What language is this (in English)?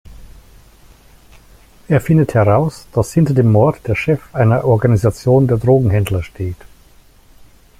German